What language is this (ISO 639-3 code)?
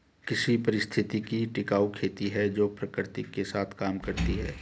hin